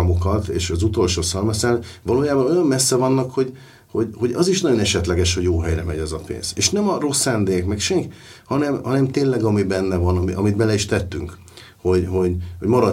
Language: Hungarian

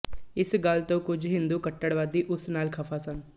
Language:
Punjabi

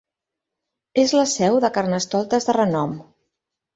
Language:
Catalan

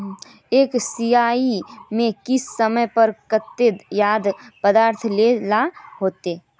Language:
Magahi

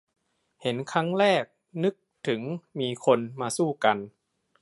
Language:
Thai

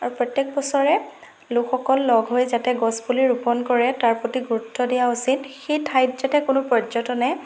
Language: Assamese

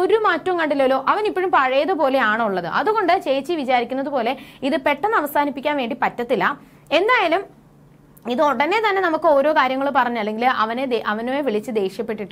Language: Malayalam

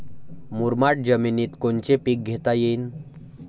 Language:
Marathi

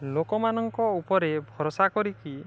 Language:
Odia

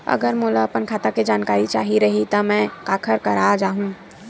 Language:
Chhattisgarhi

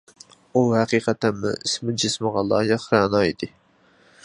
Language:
Uyghur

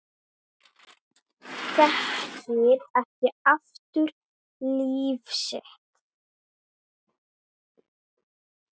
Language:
Icelandic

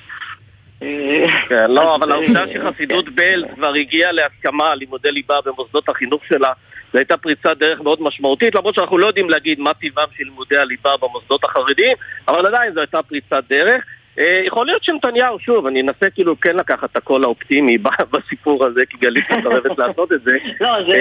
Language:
Hebrew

